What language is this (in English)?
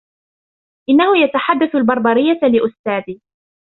Arabic